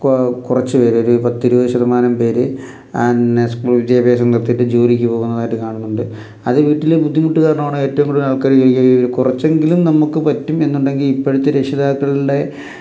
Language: Malayalam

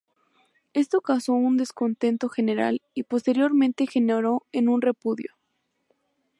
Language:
Spanish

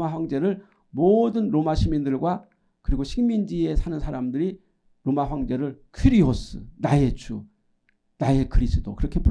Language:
Korean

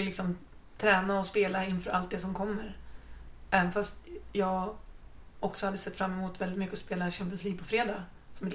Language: Swedish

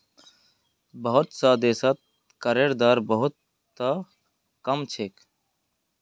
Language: Magahi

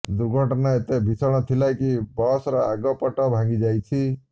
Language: Odia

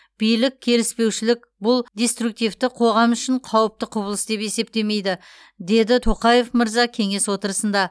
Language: Kazakh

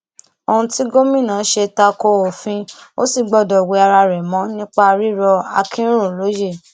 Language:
Yoruba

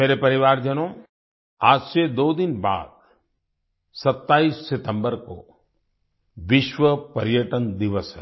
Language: Hindi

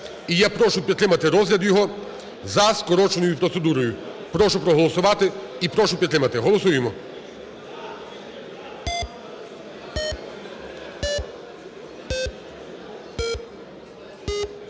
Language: Ukrainian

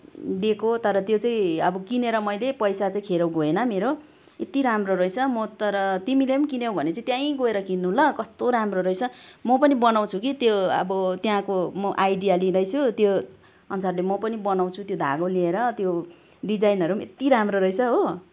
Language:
Nepali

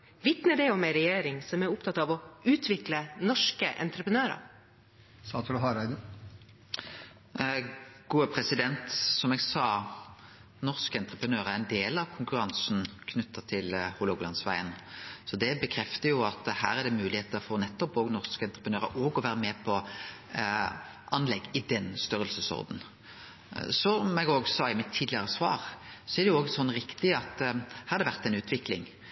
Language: Norwegian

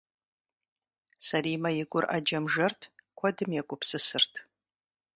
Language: Kabardian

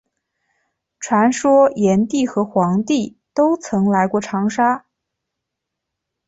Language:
Chinese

